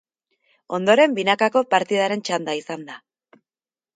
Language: Basque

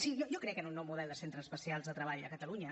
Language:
Catalan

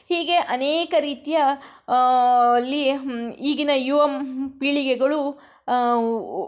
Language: Kannada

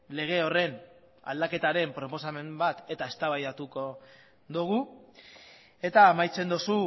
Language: Basque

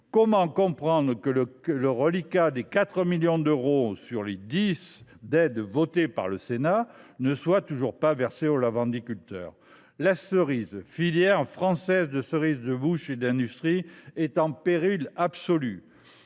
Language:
French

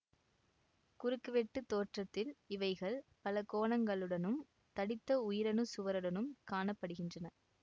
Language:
Tamil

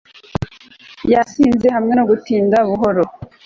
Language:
Kinyarwanda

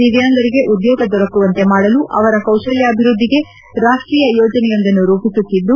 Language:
Kannada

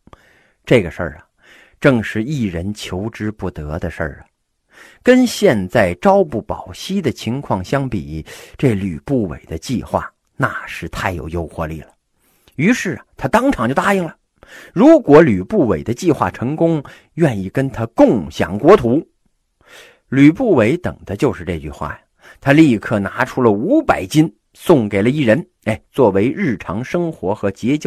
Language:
Chinese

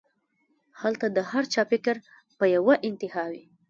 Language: Pashto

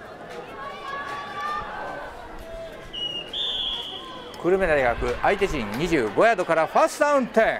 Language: Japanese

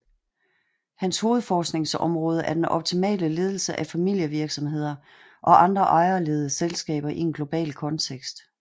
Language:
Danish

